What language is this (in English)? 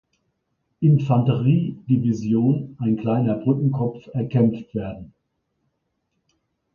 German